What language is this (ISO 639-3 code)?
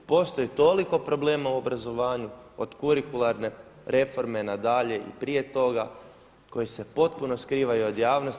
hrv